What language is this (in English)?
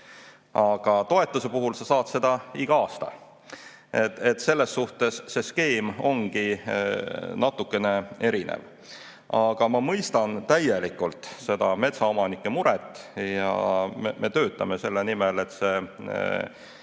Estonian